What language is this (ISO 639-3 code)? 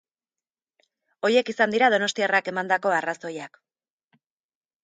eus